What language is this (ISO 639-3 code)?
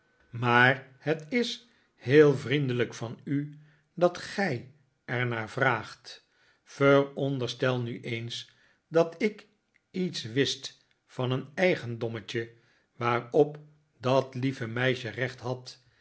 nld